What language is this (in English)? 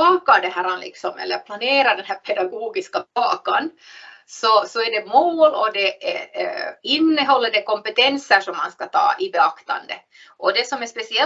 Swedish